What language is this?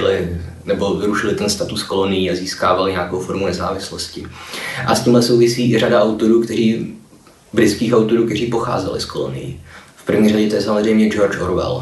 Czech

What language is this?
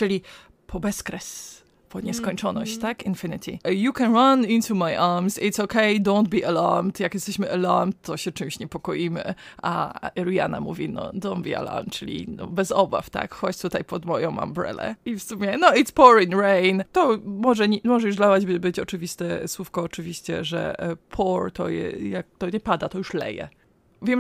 Polish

